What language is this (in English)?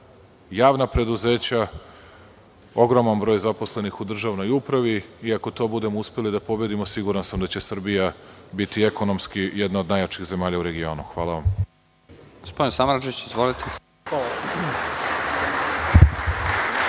Serbian